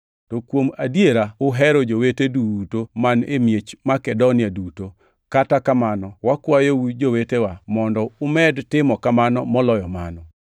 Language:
Luo (Kenya and Tanzania)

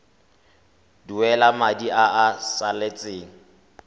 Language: Tswana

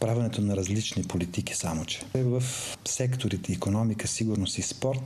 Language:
Bulgarian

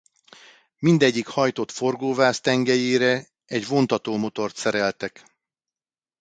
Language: Hungarian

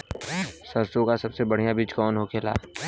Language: Bhojpuri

